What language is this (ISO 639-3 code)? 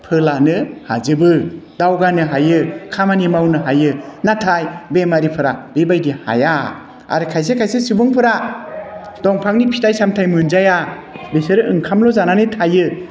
brx